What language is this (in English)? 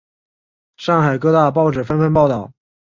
Chinese